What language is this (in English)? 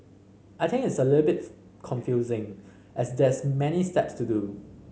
English